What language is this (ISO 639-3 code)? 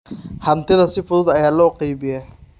som